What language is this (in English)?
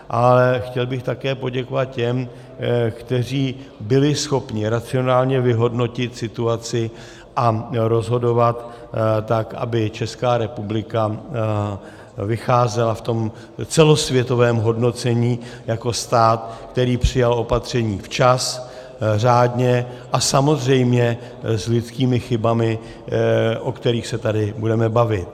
Czech